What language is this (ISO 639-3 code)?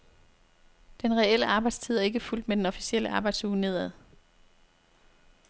dan